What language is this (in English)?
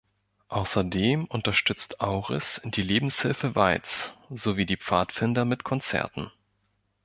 German